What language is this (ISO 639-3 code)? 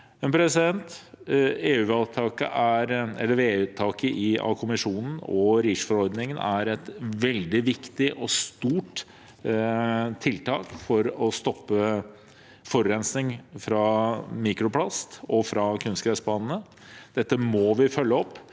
nor